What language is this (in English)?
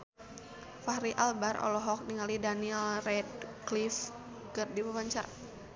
Sundanese